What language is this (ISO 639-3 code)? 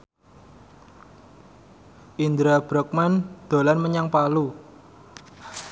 jav